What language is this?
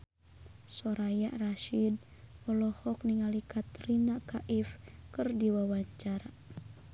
Sundanese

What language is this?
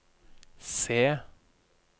Norwegian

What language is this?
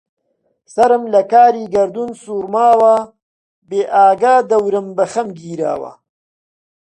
Central Kurdish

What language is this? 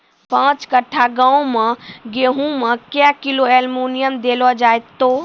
Maithili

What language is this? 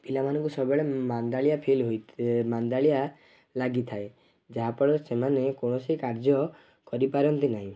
Odia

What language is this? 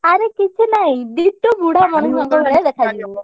Odia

